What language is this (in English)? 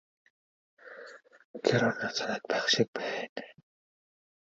Mongolian